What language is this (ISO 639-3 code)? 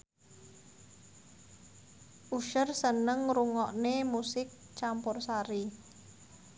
jav